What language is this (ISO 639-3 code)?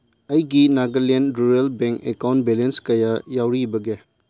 mni